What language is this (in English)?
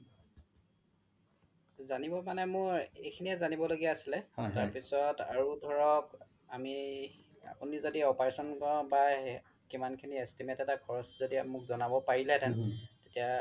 Assamese